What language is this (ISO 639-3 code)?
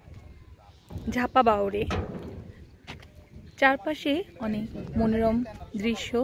tha